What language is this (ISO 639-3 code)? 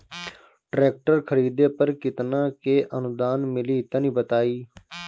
bho